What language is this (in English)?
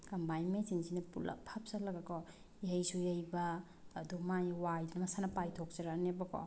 Manipuri